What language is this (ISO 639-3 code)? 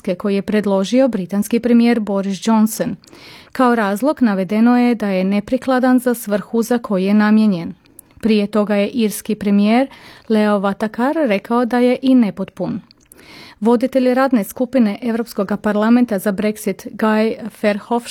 hrv